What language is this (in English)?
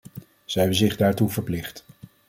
Dutch